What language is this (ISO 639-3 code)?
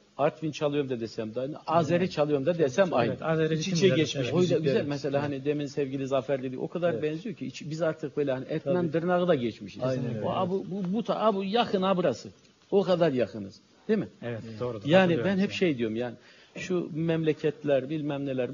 tur